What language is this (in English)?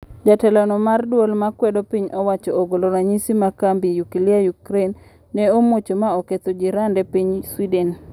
Luo (Kenya and Tanzania)